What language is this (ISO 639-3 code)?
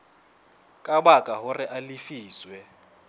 sot